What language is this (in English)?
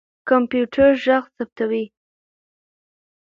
Pashto